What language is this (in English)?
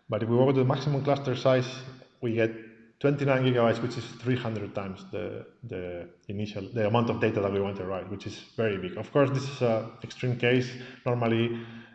English